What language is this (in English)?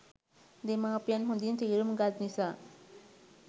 Sinhala